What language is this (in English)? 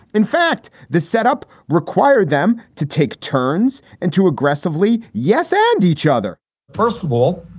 English